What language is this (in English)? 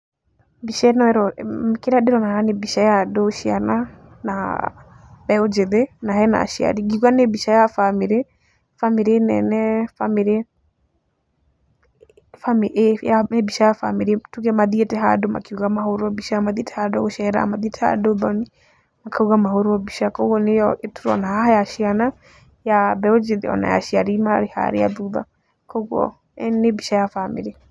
Kikuyu